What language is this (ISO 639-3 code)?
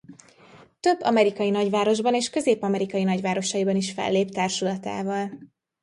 hun